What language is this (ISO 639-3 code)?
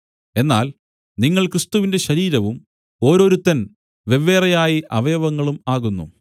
mal